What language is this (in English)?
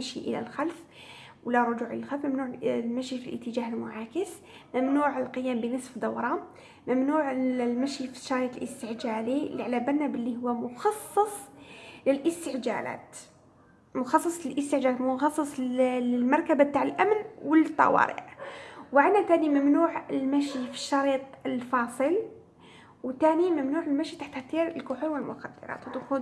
Arabic